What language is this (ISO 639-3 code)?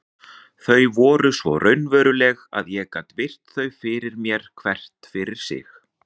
isl